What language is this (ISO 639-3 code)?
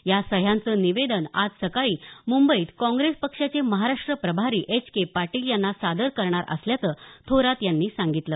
mar